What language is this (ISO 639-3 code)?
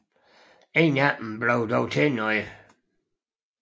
dan